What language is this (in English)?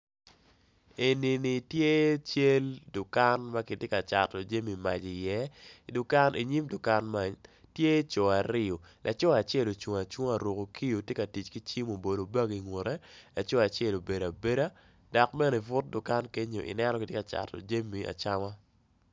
Acoli